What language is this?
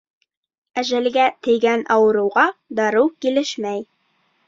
Bashkir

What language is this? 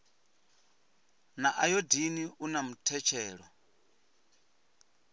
Venda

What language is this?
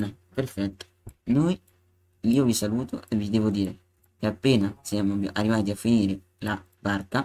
Italian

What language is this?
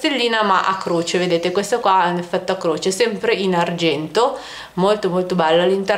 Italian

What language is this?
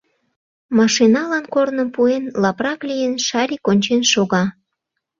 Mari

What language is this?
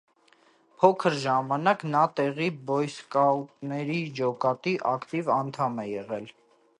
Armenian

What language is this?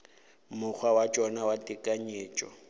Northern Sotho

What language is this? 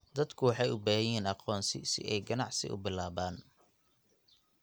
Somali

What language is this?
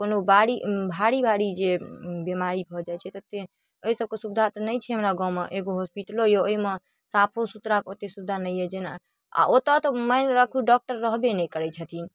Maithili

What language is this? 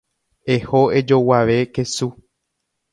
Guarani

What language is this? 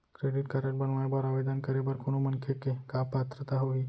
Chhattisgarhi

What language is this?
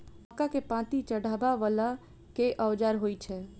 Maithili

